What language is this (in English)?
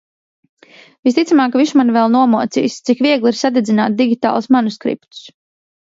Latvian